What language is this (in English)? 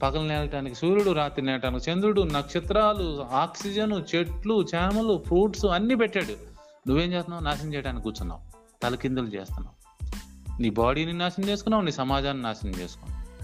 Telugu